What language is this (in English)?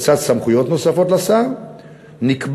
Hebrew